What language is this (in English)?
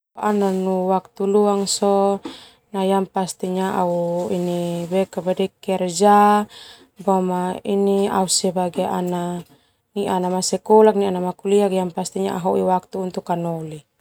Termanu